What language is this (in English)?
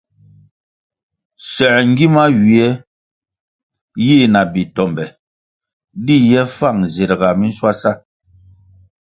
Kwasio